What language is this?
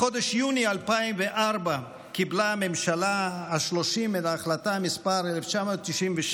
Hebrew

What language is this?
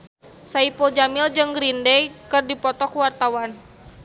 Sundanese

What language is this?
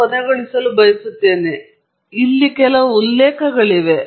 Kannada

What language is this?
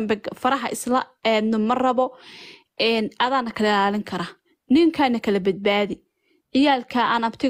Arabic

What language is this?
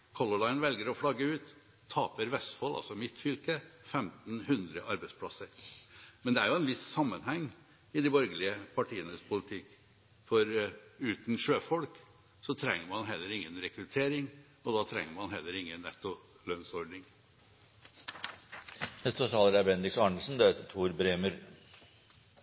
Norwegian Bokmål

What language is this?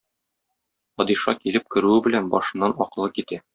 Tatar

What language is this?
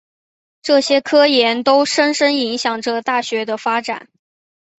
Chinese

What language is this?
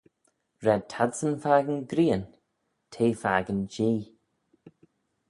Manx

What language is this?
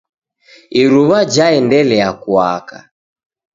Taita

